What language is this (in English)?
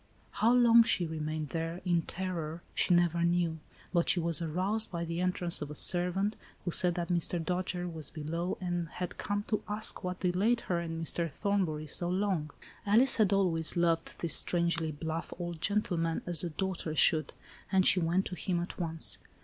English